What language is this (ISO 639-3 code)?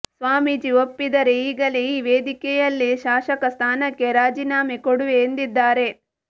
kan